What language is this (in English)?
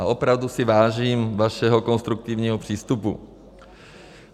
Czech